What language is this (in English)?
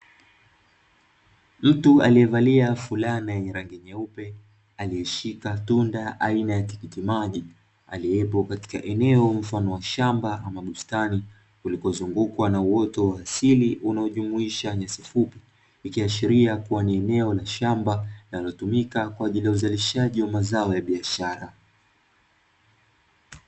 Swahili